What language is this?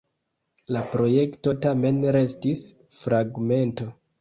Esperanto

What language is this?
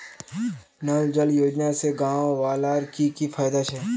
Magahi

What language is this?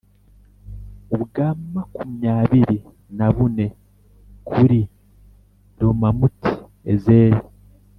Kinyarwanda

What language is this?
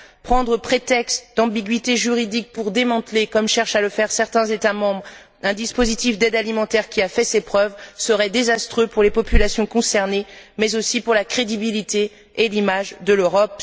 French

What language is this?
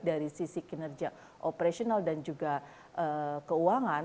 Indonesian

